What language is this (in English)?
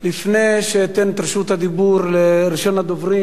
Hebrew